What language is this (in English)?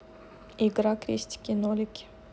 Russian